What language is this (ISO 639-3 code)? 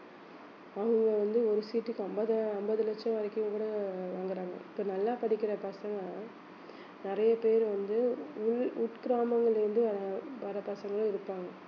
tam